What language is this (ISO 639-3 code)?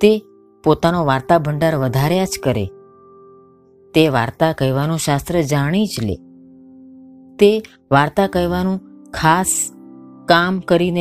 guj